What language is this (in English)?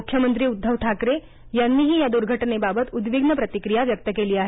Marathi